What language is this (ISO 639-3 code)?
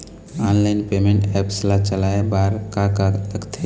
hne